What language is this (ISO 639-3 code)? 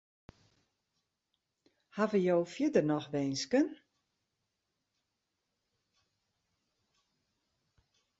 fry